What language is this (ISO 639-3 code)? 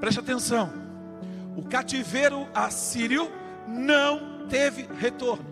por